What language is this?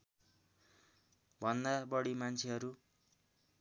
Nepali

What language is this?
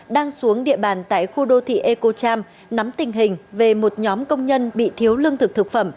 Vietnamese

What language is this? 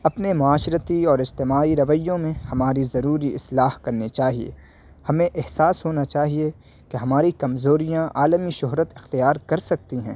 Urdu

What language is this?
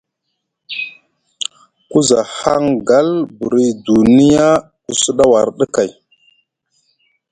Musgu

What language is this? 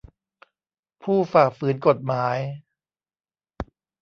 Thai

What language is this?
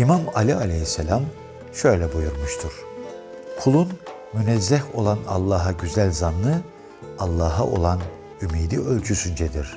Turkish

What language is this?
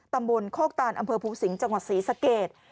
Thai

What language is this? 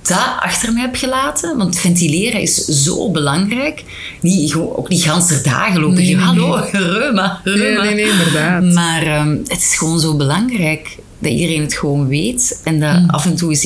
Dutch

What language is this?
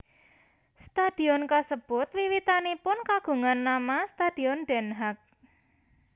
Javanese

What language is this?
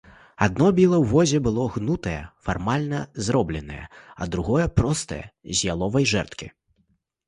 Belarusian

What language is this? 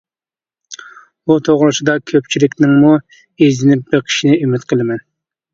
Uyghur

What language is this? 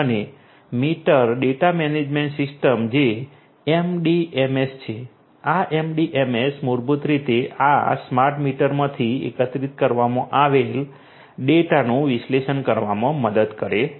Gujarati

